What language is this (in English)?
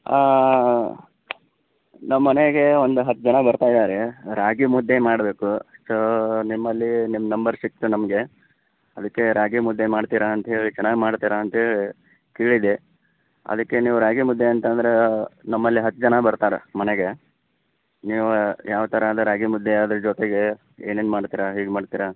Kannada